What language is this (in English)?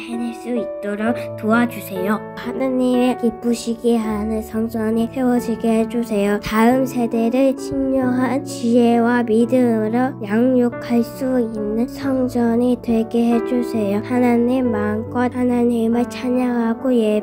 Korean